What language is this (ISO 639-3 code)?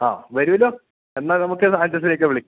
mal